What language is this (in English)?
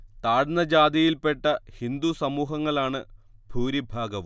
Malayalam